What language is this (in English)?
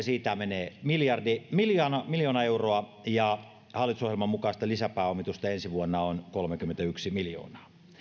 Finnish